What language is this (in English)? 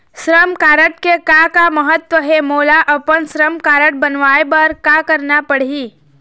Chhattisgarhi